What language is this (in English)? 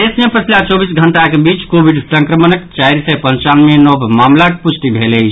Maithili